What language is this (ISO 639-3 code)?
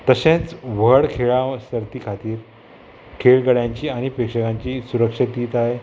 kok